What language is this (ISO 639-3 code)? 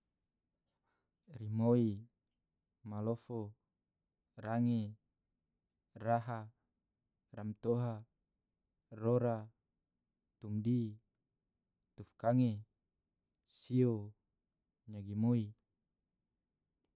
tvo